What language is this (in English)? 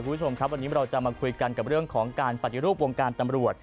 Thai